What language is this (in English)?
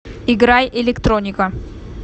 Russian